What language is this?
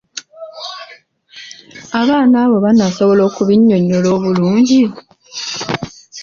Ganda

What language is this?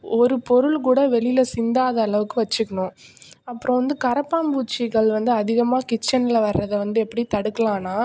Tamil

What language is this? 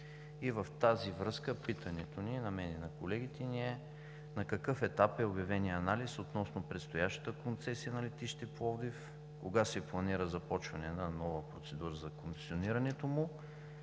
Bulgarian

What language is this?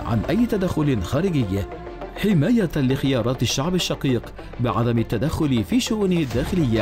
Arabic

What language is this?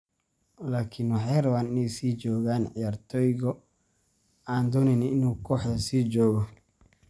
Somali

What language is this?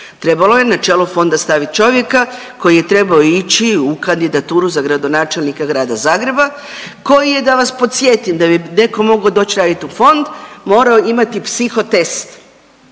Croatian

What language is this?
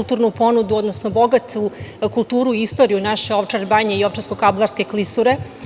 Serbian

